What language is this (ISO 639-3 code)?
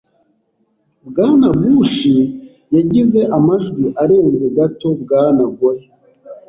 kin